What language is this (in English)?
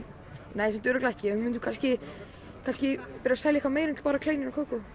Icelandic